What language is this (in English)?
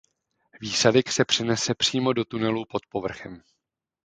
Czech